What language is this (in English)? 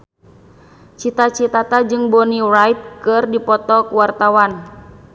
Sundanese